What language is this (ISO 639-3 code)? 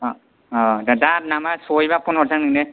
brx